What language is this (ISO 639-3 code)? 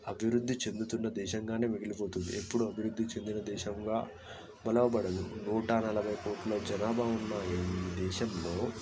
tel